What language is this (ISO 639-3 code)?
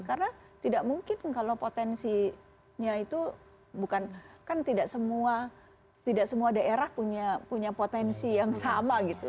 ind